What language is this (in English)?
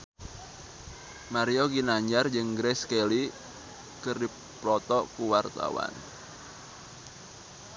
Sundanese